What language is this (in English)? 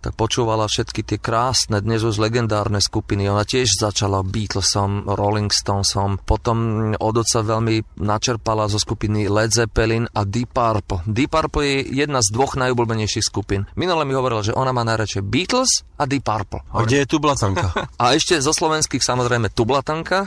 Slovak